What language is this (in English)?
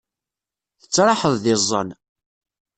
Kabyle